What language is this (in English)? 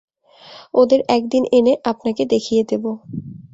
Bangla